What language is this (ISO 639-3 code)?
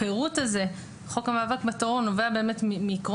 heb